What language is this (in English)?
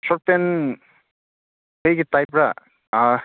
Manipuri